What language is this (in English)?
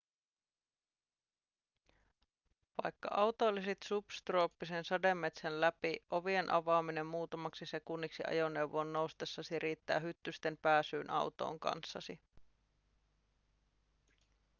Finnish